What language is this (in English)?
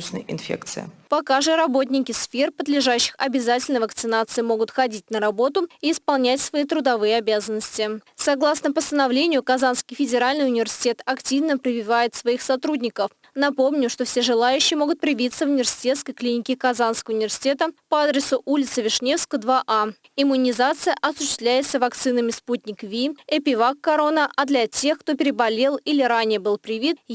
Russian